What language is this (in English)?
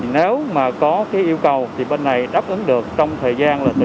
Vietnamese